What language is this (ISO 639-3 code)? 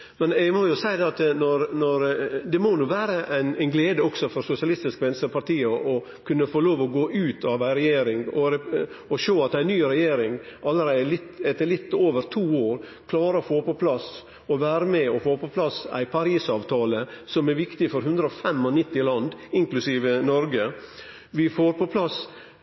nno